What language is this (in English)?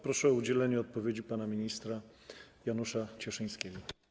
Polish